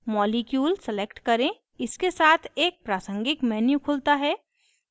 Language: Hindi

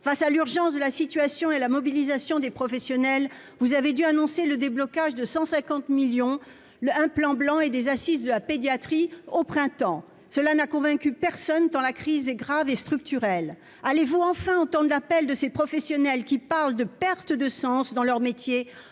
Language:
French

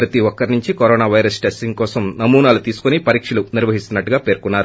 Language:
Telugu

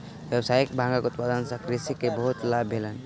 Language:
Maithili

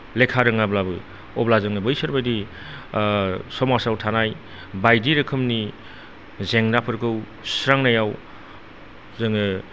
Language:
Bodo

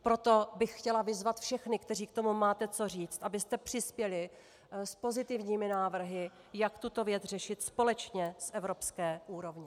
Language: Czech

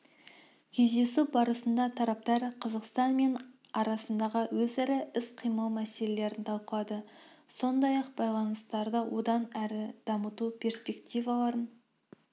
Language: Kazakh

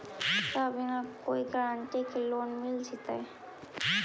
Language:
Magahi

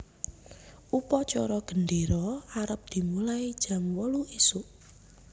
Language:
Javanese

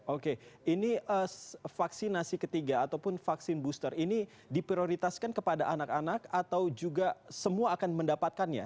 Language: Indonesian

